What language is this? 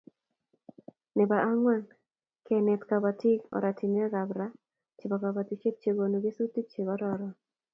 Kalenjin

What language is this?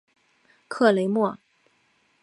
Chinese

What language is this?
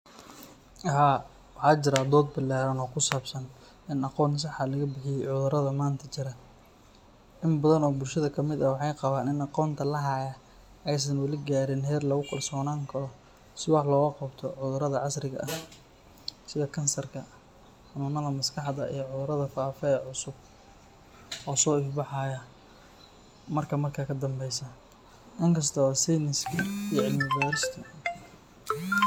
Somali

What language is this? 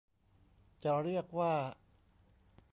Thai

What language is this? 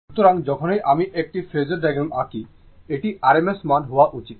Bangla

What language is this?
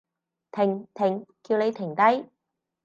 Cantonese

